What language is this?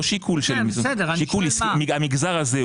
Hebrew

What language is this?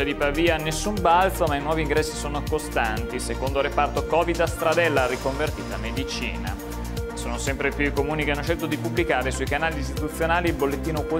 Italian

